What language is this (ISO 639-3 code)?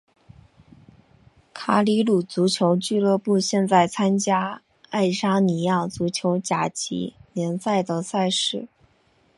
zho